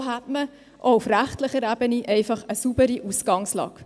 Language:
Swiss German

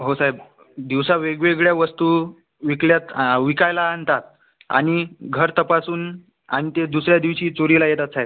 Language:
Marathi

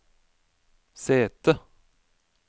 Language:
Norwegian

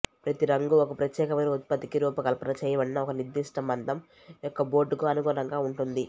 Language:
Telugu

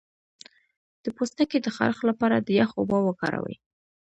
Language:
Pashto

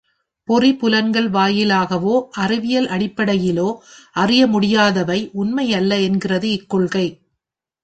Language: Tamil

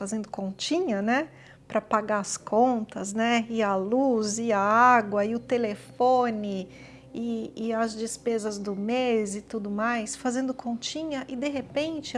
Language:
Portuguese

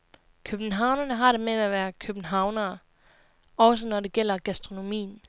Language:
Danish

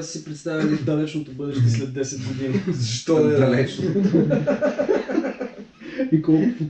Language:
Bulgarian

